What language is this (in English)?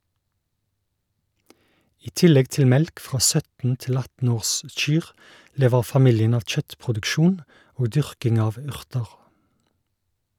Norwegian